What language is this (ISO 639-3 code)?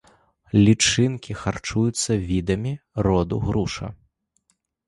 bel